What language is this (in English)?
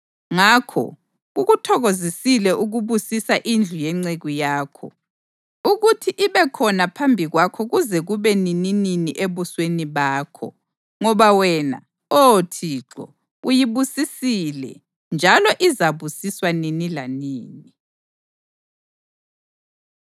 North Ndebele